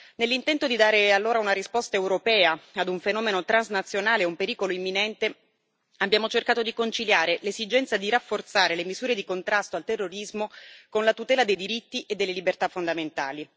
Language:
Italian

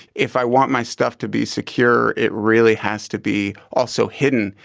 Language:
English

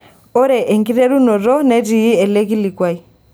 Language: Masai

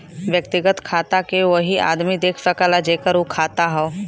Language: Bhojpuri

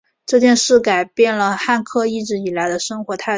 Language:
Chinese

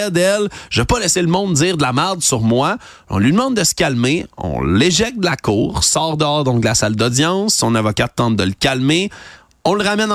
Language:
French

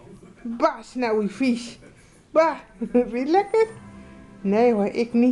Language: Dutch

